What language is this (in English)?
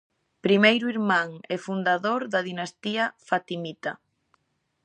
Galician